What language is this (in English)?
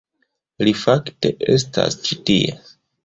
Esperanto